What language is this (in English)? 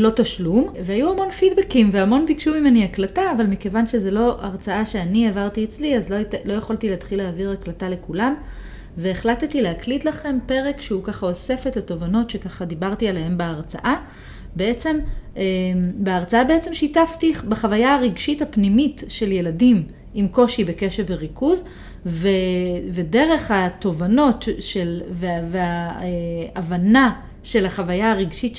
Hebrew